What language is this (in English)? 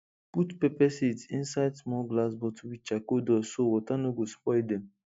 Nigerian Pidgin